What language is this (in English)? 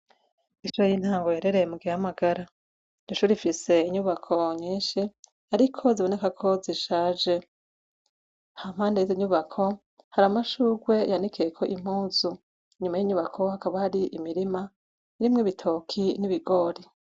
Rundi